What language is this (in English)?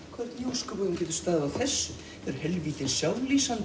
Icelandic